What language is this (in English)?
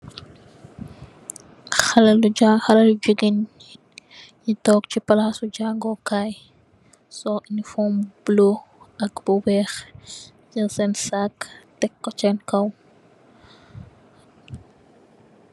Wolof